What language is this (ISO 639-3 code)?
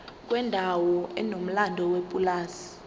zul